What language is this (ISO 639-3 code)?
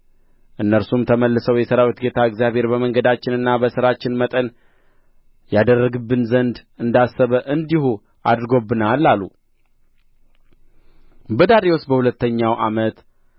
amh